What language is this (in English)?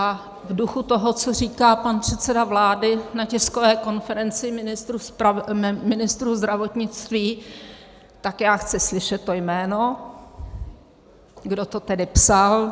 Czech